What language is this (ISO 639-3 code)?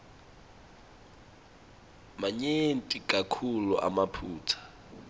ssw